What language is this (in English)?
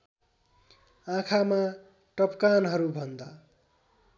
Nepali